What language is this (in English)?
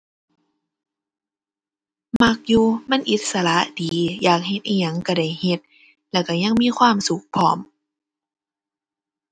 Thai